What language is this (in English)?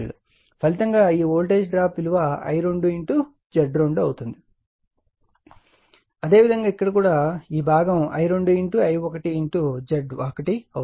Telugu